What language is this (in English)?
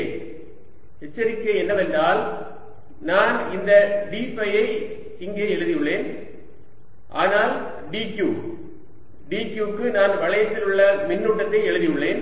Tamil